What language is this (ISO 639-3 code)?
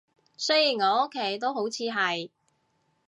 yue